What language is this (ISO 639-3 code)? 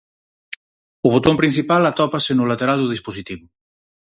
glg